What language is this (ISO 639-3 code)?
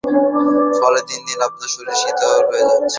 ben